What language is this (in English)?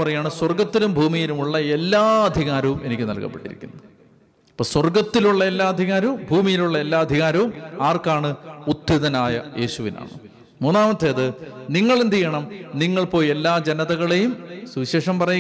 Malayalam